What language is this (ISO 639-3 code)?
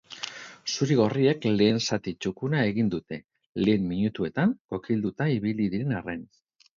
eus